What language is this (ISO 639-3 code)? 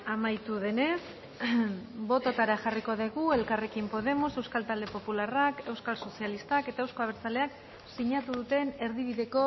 eus